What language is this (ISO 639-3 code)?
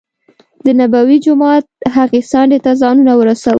pus